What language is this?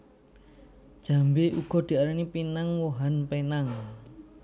Javanese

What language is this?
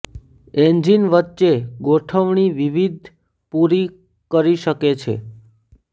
Gujarati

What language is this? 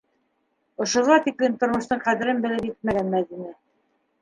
Bashkir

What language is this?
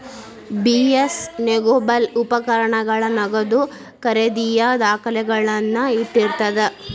Kannada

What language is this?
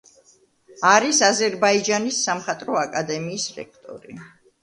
Georgian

